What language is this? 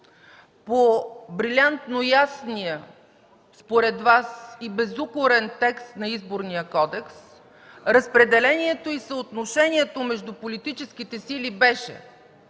Bulgarian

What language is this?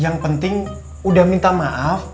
Indonesian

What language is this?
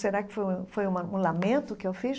Portuguese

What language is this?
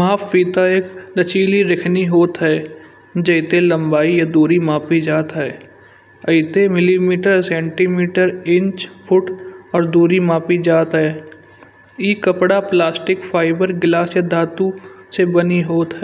Kanauji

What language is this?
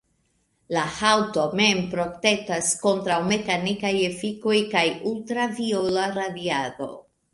Esperanto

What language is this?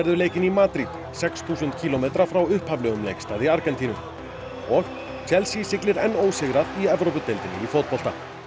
Icelandic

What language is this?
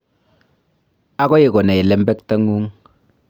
Kalenjin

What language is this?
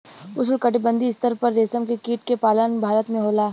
Bhojpuri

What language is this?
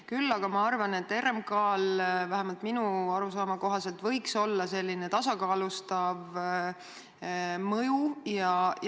Estonian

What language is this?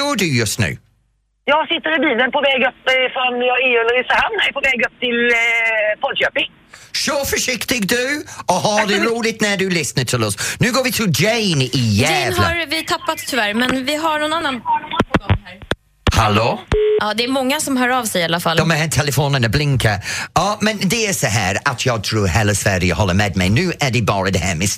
Swedish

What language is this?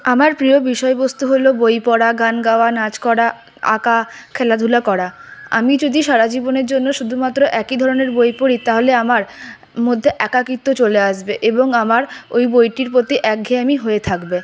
Bangla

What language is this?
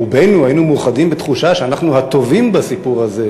Hebrew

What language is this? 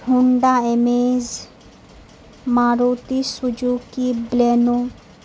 Urdu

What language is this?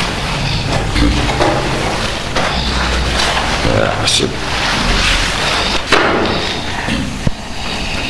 Indonesian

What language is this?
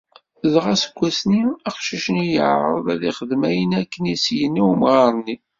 Kabyle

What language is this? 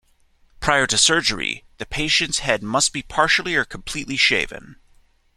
English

